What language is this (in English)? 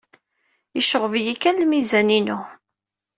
Kabyle